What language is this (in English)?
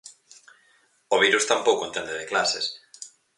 Galician